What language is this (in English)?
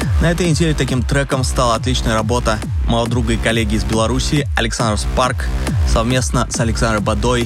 Russian